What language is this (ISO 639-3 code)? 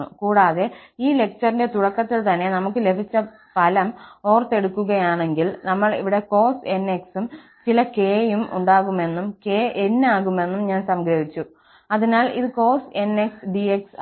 mal